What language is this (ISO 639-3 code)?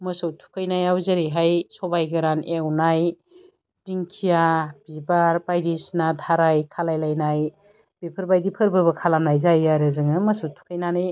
brx